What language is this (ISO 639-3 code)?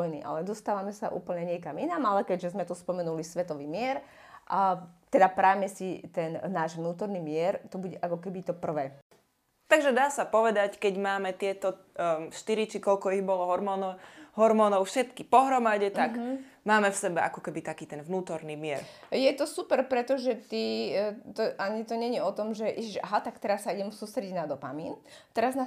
slk